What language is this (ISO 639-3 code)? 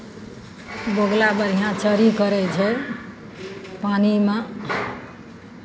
mai